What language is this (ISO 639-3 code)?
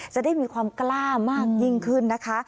tha